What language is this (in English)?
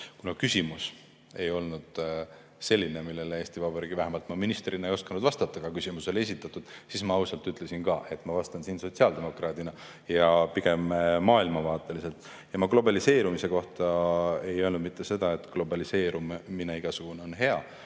Estonian